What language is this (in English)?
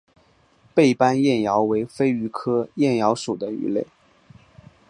Chinese